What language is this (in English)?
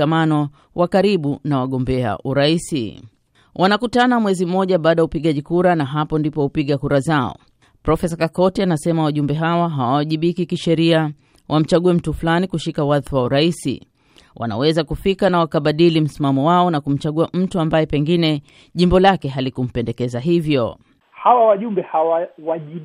Swahili